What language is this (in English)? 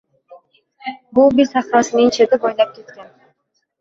Uzbek